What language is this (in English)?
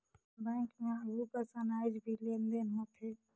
Chhattisgarhi